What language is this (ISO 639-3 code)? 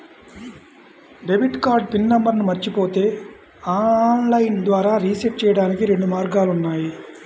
tel